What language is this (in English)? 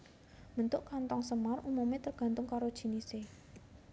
Javanese